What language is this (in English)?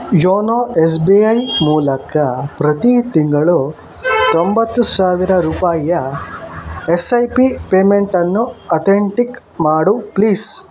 Kannada